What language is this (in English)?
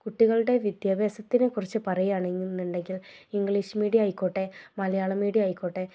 Malayalam